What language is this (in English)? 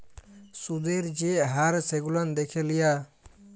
Bangla